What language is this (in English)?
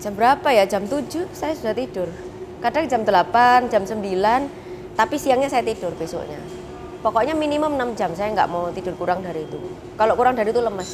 Indonesian